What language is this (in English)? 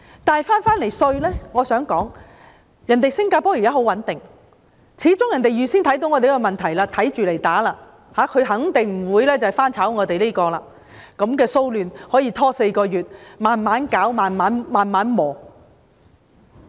Cantonese